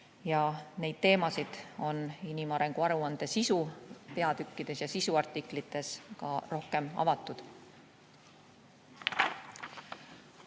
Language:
Estonian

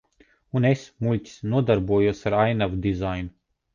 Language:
Latvian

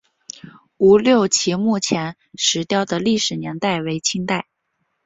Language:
Chinese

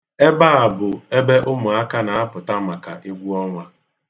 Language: Igbo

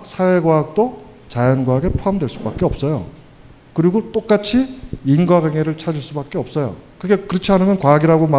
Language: Korean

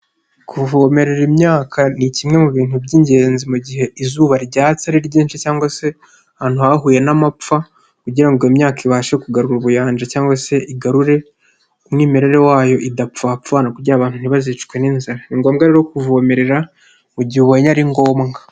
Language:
Kinyarwanda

